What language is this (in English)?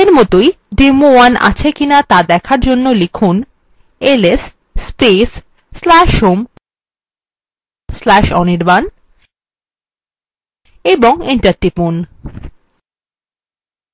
Bangla